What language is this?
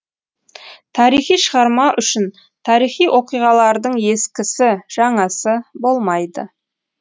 Kazakh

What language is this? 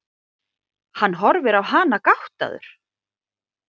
Icelandic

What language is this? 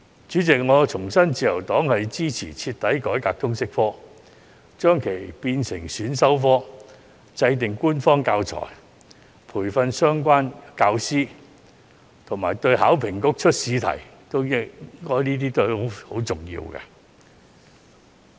Cantonese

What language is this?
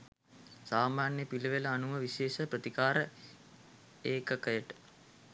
Sinhala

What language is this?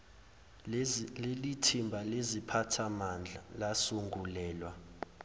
Zulu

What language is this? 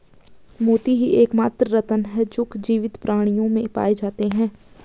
Hindi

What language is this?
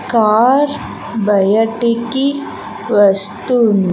Telugu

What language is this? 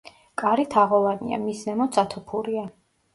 Georgian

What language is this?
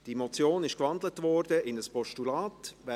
Swiss German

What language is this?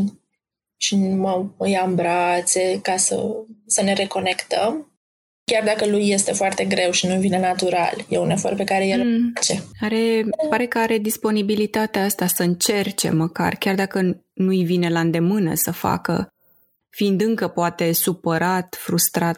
Romanian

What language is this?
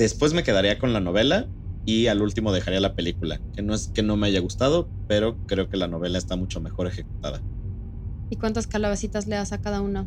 Spanish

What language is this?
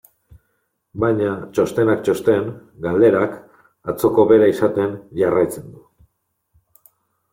Basque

